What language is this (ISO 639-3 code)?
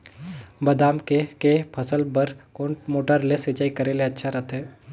hne